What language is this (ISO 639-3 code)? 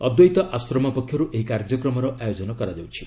ori